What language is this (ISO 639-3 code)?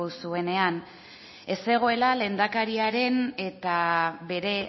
eus